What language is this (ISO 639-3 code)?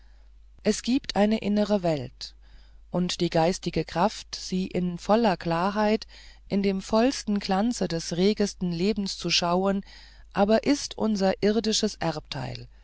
deu